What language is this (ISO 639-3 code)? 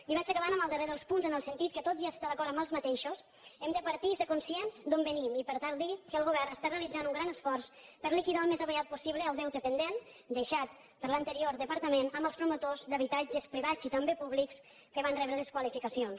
cat